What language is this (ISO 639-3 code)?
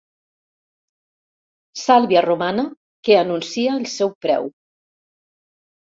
cat